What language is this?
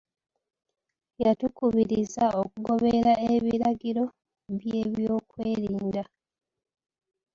Ganda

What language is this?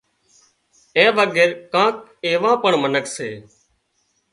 Wadiyara Koli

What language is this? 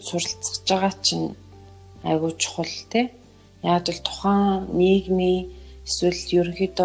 Russian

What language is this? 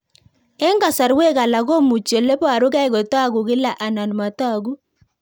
Kalenjin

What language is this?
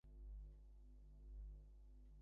Bangla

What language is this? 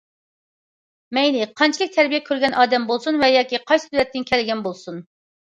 Uyghur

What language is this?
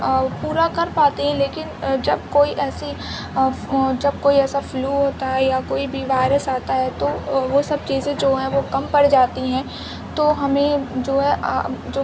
Urdu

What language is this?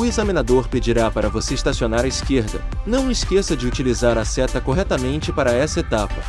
Portuguese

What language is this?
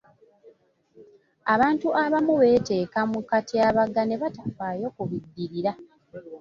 Ganda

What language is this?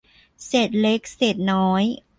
Thai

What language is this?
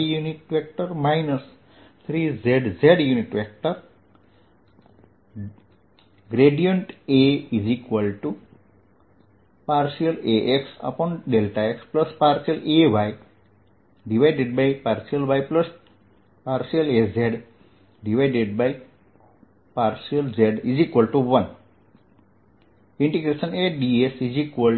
Gujarati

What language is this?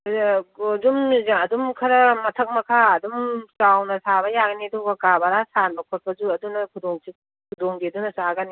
Manipuri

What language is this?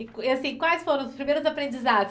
Portuguese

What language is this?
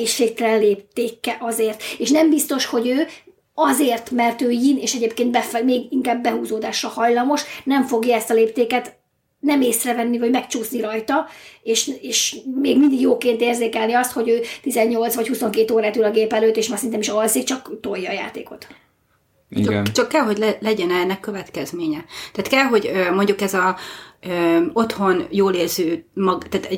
Hungarian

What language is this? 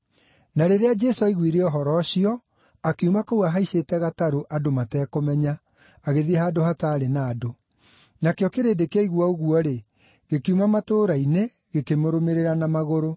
Kikuyu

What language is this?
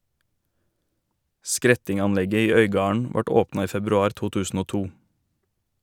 Norwegian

